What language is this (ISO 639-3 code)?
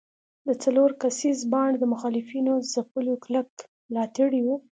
pus